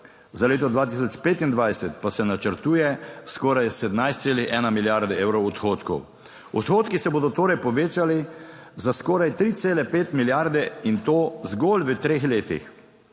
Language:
Slovenian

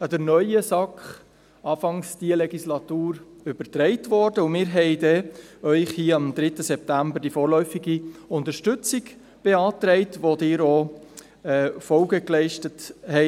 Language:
Swiss German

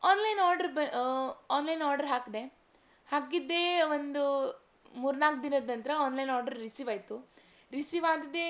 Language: Kannada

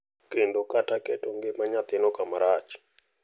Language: Luo (Kenya and Tanzania)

